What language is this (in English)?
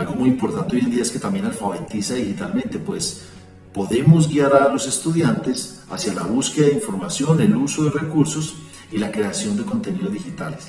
Spanish